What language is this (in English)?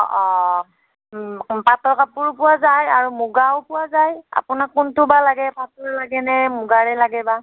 Assamese